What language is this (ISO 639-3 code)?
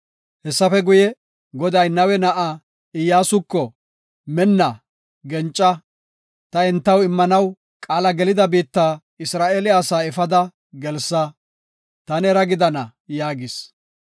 gof